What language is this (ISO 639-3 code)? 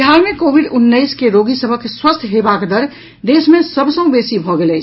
mai